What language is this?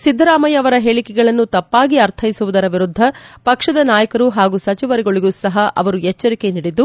Kannada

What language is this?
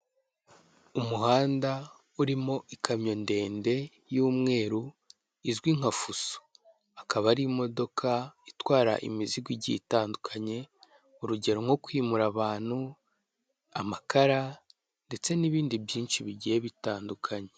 Kinyarwanda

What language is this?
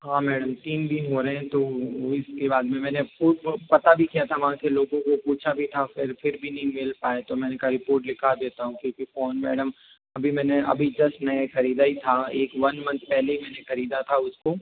Hindi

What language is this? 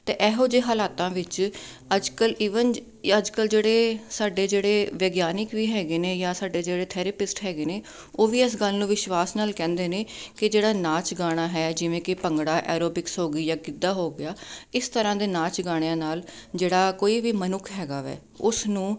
Punjabi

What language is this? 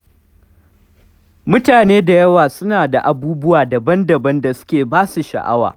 Hausa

